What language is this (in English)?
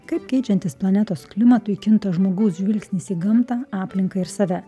Lithuanian